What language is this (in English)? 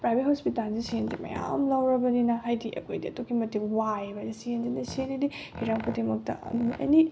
Manipuri